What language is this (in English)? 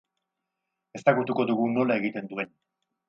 Basque